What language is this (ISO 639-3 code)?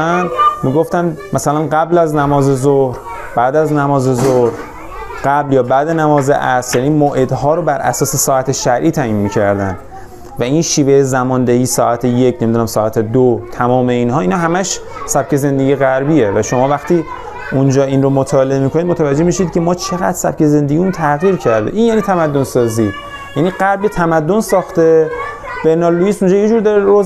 fas